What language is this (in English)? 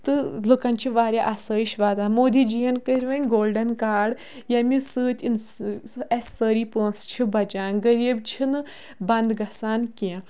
Kashmiri